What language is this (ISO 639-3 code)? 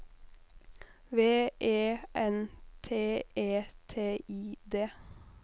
nor